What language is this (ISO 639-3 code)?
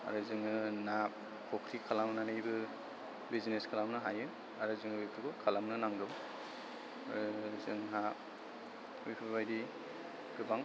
brx